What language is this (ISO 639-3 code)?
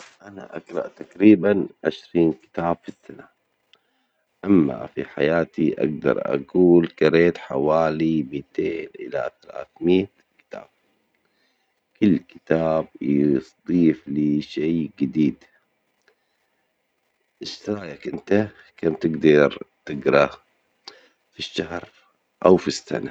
acx